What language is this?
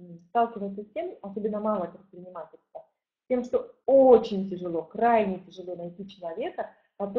Russian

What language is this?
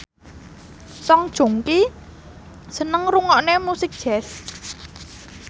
Javanese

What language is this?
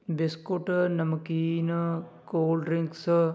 Punjabi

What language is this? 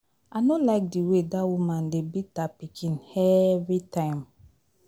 Nigerian Pidgin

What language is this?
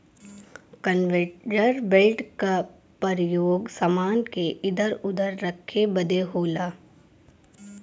Bhojpuri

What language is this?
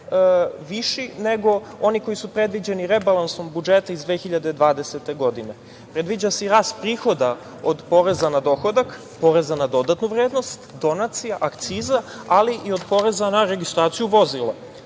Serbian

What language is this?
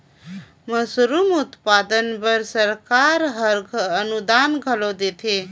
Chhattisgarhi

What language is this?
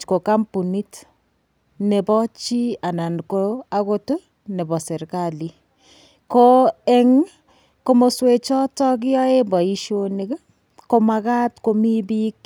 Kalenjin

